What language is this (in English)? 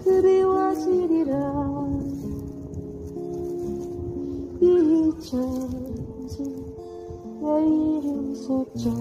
Korean